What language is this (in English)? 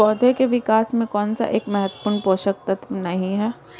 Hindi